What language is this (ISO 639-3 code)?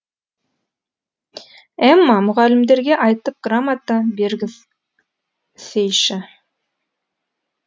kaz